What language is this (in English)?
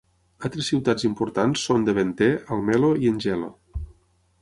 Catalan